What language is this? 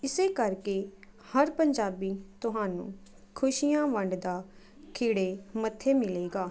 Punjabi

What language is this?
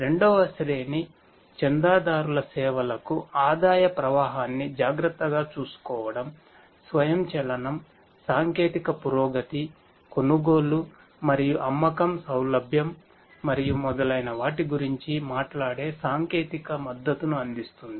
Telugu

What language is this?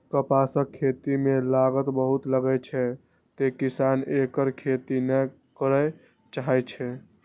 Maithili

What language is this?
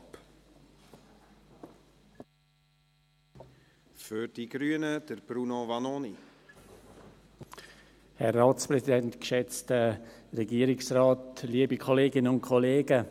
Swiss German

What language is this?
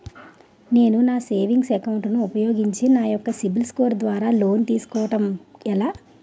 Telugu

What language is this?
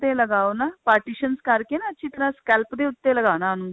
Punjabi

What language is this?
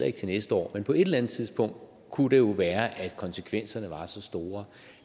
Danish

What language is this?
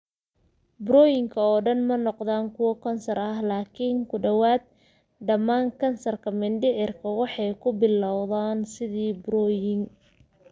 Somali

